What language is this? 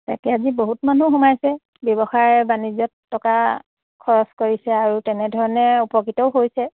Assamese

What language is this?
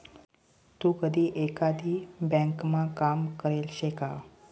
Marathi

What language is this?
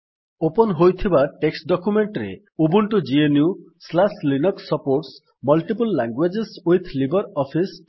Odia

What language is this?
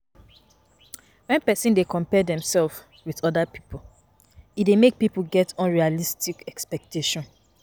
Nigerian Pidgin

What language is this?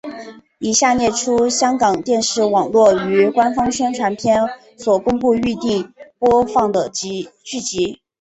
Chinese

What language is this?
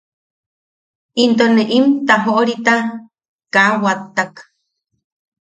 Yaqui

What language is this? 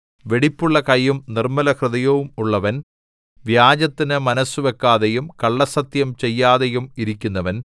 Malayalam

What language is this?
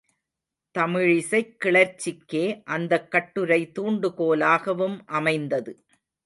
Tamil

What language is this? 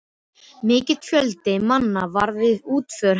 Icelandic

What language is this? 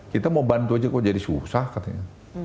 Indonesian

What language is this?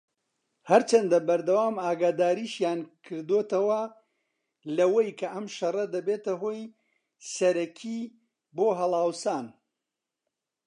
Central Kurdish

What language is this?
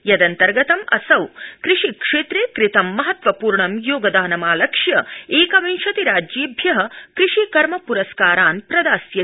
Sanskrit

